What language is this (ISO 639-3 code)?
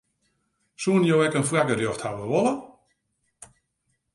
fry